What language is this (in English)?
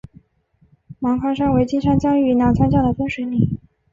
Chinese